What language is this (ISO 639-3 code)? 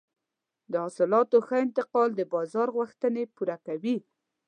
pus